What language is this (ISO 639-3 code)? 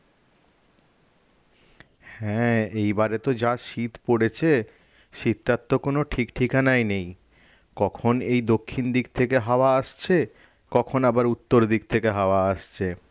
ben